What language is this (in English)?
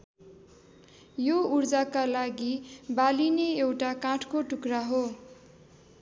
Nepali